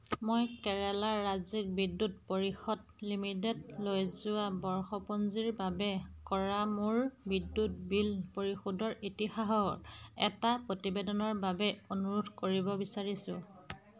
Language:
Assamese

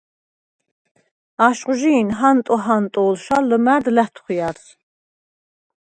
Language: Svan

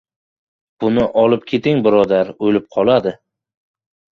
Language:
Uzbek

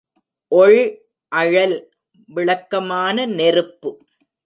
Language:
Tamil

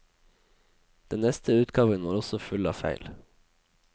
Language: Norwegian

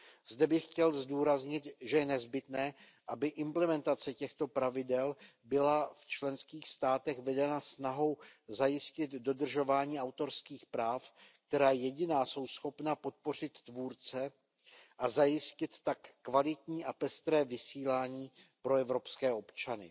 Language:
Czech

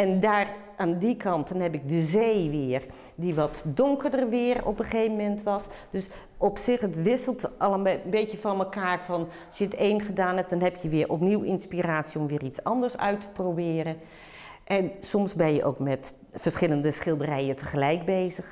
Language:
Dutch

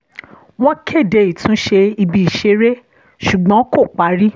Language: Yoruba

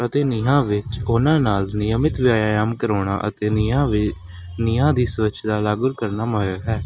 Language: Punjabi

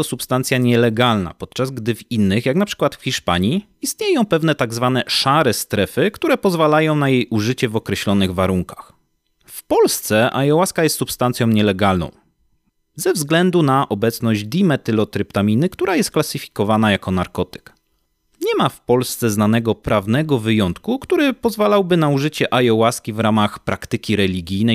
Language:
Polish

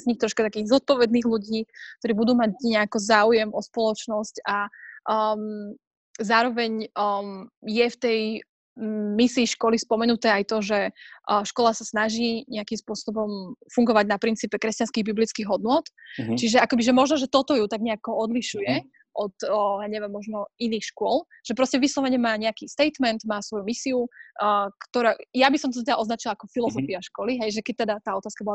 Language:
Slovak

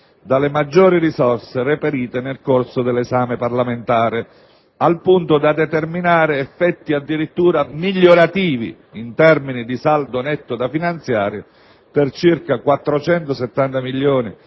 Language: Italian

